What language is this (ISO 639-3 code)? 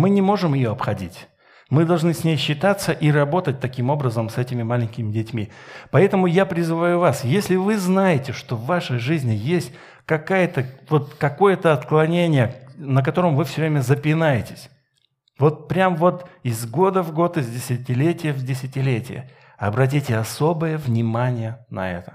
rus